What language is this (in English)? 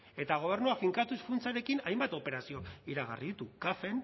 Basque